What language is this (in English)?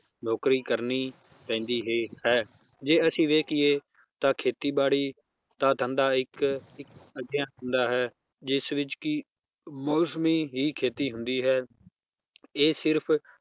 Punjabi